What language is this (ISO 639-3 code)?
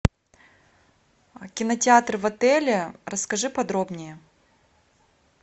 rus